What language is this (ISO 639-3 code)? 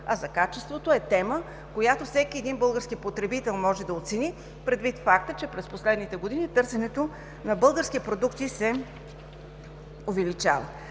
bul